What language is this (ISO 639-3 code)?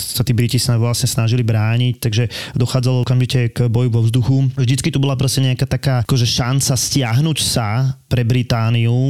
slk